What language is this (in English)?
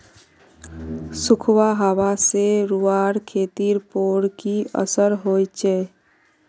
Magahi